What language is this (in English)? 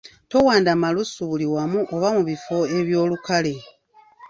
Ganda